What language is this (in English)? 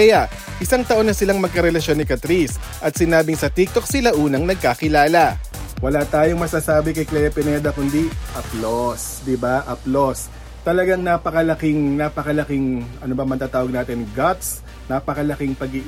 Filipino